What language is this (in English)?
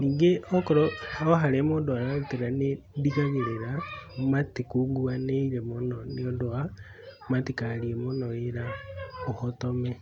Kikuyu